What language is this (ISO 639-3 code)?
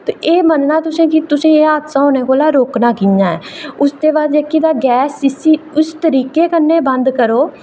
doi